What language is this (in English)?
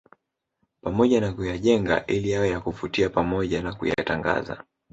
Swahili